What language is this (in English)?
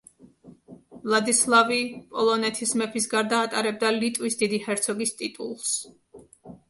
Georgian